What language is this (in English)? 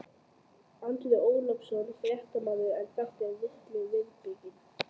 Icelandic